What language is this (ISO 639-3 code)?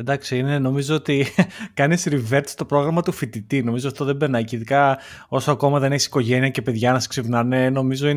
ell